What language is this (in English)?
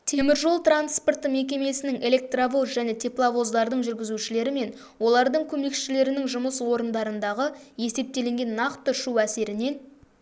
Kazakh